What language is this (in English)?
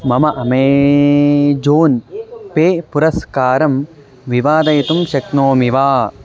Sanskrit